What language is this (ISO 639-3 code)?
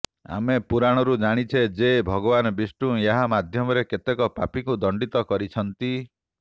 ori